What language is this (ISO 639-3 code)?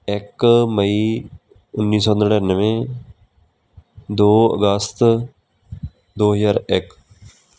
pan